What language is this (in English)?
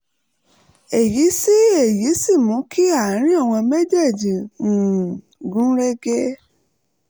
Yoruba